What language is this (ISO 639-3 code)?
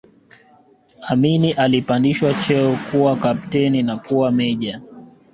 swa